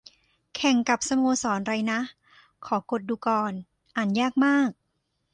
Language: Thai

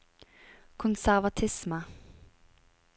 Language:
Norwegian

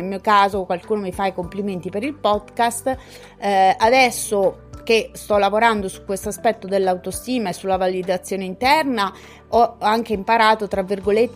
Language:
Italian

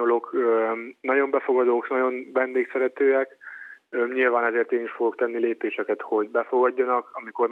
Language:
Hungarian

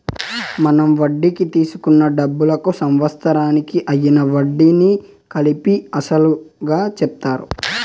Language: Telugu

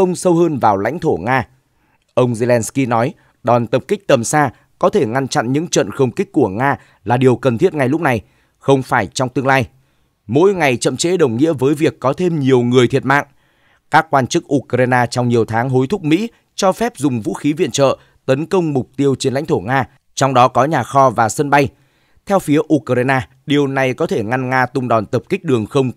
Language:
Vietnamese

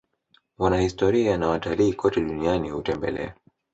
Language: Swahili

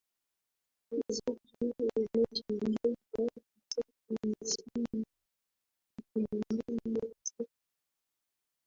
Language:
Swahili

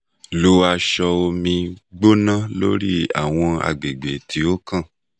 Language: Yoruba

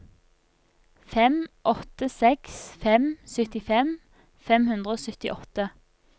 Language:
Norwegian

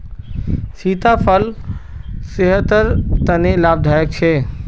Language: Magahi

